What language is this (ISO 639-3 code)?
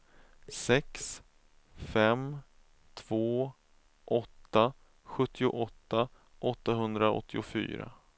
swe